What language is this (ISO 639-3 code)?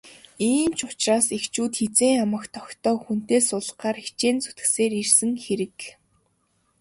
mon